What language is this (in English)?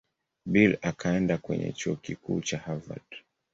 Swahili